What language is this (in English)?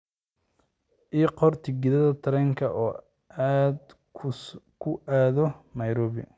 Somali